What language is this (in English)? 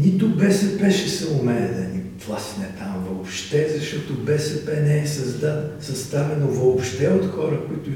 Bulgarian